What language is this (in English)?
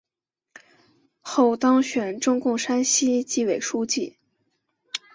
Chinese